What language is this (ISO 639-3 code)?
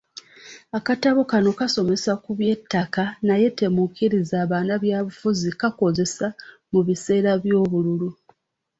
lug